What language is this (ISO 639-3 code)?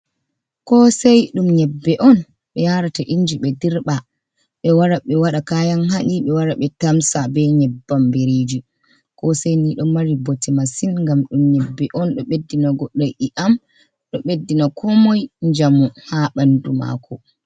ful